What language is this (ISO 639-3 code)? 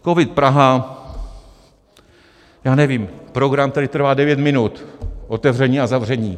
ces